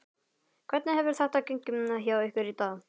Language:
Icelandic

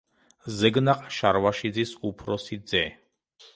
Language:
Georgian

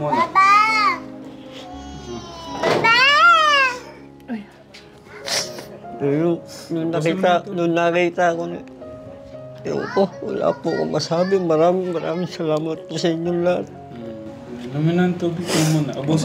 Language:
Filipino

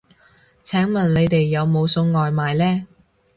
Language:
Cantonese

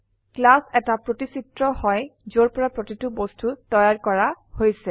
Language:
Assamese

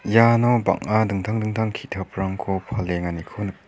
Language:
Garo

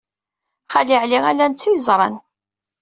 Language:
Kabyle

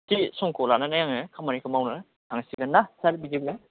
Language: Bodo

